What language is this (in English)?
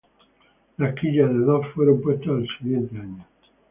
Spanish